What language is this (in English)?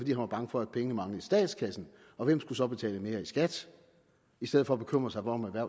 Danish